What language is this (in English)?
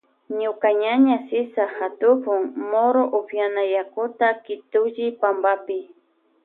Loja Highland Quichua